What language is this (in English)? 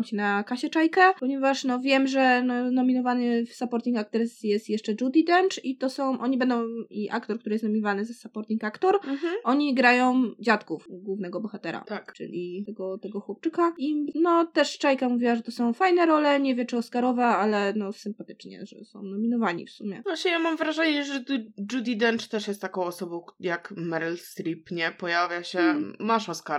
Polish